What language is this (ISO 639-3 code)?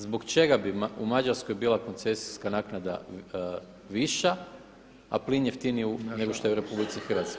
hrv